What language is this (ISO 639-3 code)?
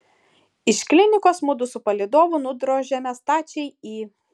lit